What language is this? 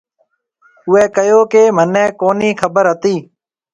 Marwari (Pakistan)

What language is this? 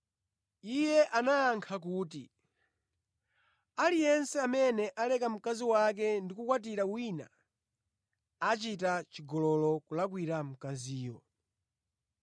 Nyanja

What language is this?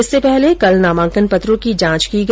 Hindi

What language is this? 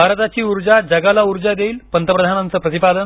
Marathi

